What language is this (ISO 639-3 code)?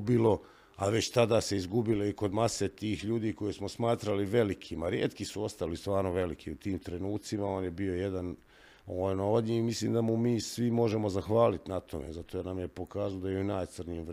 hrv